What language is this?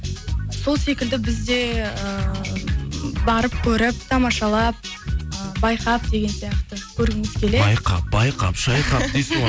Kazakh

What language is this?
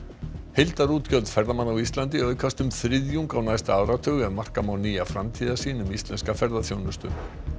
Icelandic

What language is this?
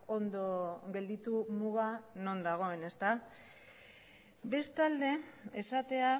Basque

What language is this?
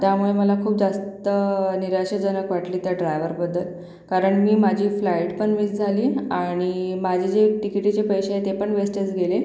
Marathi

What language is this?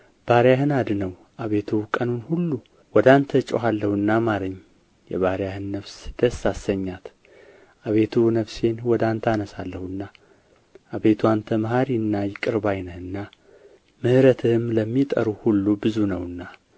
Amharic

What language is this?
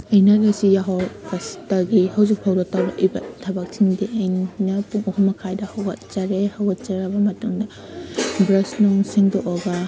Manipuri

